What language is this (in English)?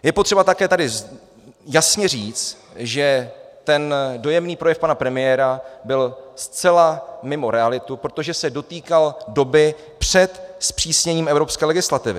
Czech